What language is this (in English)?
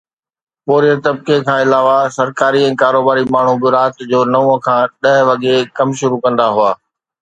Sindhi